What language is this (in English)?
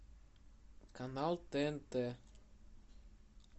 Russian